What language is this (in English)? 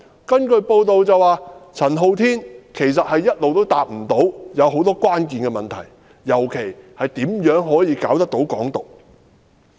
Cantonese